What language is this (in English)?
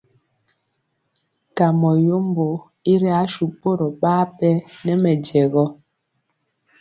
Mpiemo